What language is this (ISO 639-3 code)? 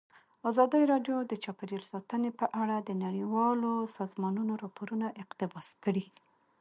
pus